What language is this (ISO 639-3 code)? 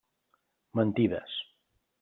cat